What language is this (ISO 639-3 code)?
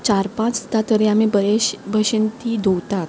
kok